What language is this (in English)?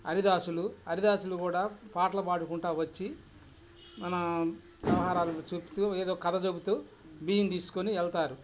Telugu